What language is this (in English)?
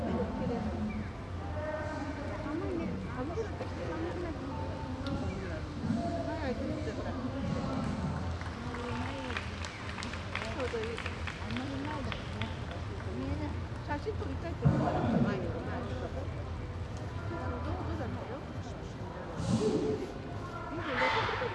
Japanese